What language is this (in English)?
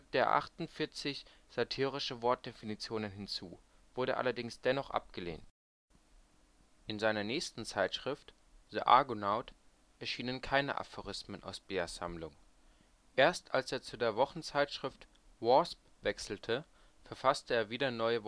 German